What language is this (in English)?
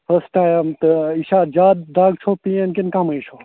Kashmiri